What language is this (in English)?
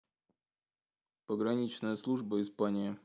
Russian